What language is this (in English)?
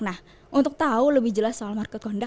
Indonesian